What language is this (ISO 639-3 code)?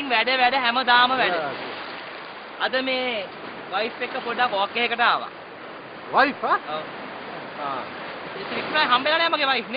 ron